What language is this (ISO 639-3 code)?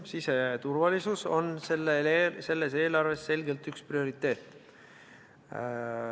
est